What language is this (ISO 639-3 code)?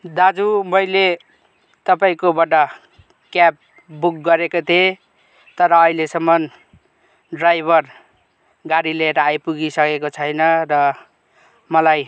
nep